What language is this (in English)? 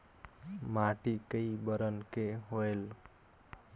Chhattisgarhi